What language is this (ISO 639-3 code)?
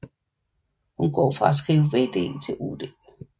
dan